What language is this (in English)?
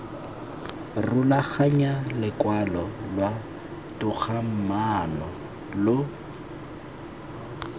Tswana